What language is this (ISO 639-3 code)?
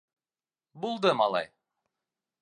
bak